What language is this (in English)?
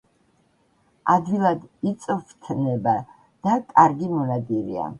Georgian